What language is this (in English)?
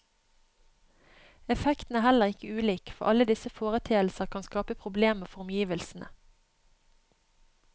Norwegian